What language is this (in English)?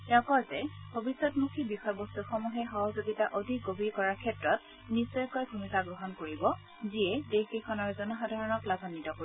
Assamese